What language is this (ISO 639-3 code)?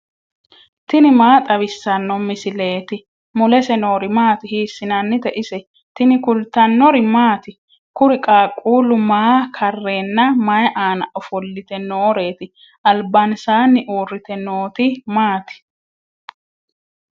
sid